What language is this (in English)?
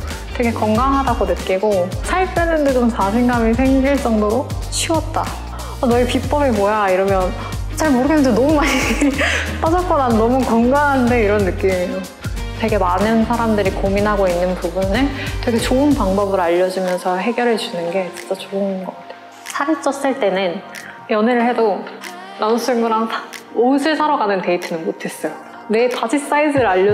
Korean